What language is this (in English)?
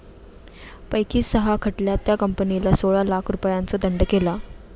Marathi